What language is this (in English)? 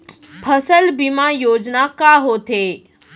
Chhattisgarhi